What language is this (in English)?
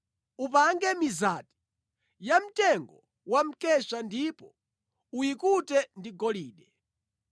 Nyanja